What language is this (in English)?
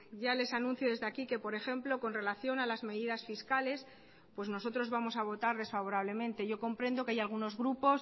Spanish